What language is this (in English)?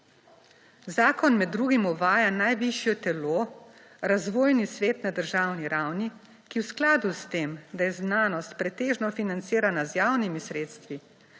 Slovenian